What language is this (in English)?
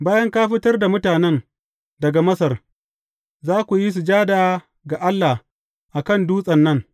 Hausa